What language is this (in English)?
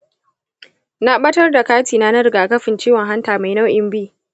Hausa